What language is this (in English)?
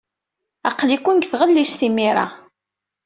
Kabyle